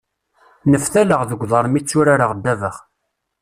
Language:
Kabyle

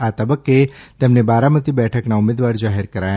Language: Gujarati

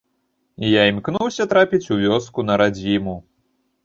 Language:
Belarusian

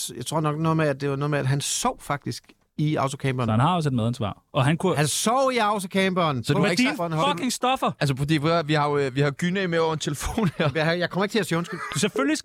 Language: Danish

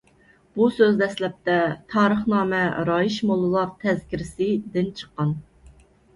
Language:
Uyghur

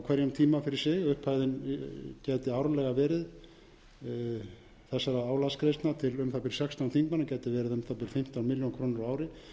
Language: Icelandic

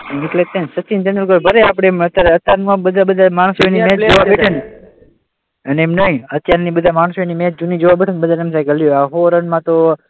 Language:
Gujarati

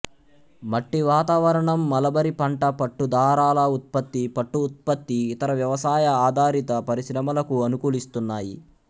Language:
Telugu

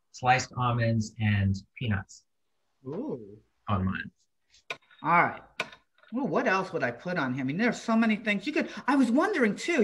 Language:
English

